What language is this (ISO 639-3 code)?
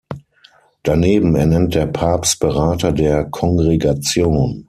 deu